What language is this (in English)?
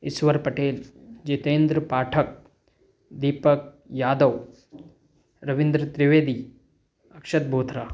Hindi